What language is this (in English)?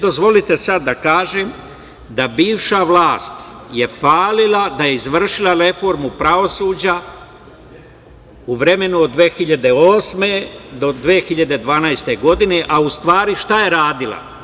Serbian